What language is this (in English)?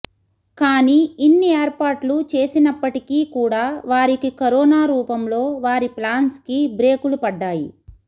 Telugu